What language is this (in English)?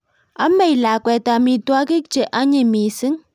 Kalenjin